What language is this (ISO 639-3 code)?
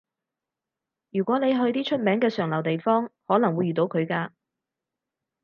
yue